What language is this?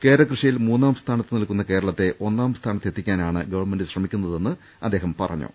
Malayalam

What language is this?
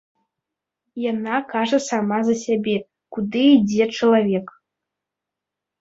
Belarusian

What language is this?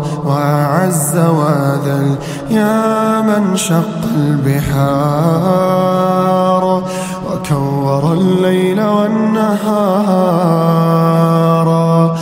Arabic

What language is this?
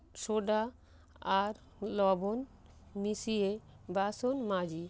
Bangla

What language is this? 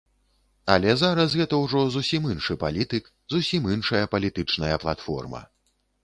Belarusian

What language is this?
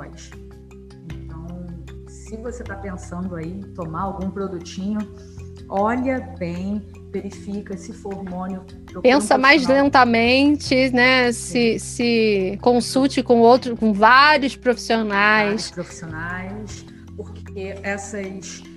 Portuguese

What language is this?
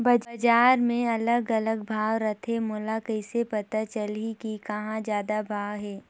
Chhattisgarhi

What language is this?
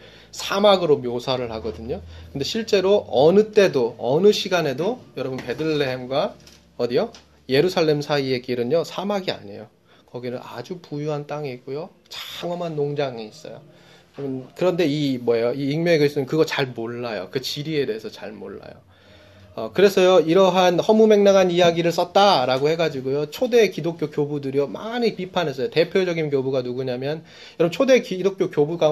Korean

